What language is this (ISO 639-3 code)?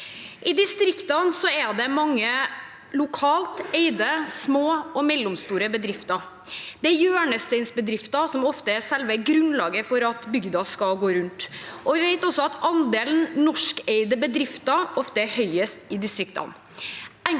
nor